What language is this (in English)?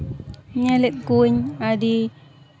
Santali